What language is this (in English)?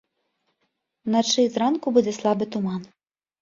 Belarusian